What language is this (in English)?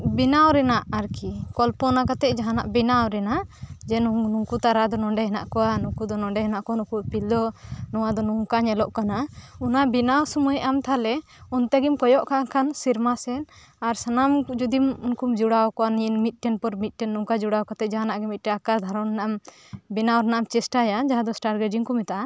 Santali